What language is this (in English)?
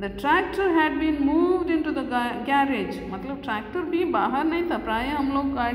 Hindi